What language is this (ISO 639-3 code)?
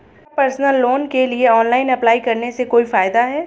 hin